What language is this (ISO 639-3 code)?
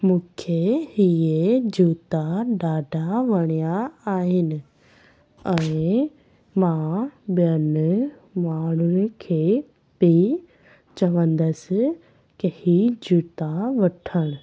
snd